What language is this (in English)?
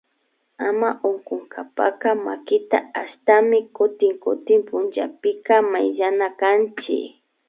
Imbabura Highland Quichua